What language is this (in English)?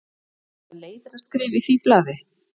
Icelandic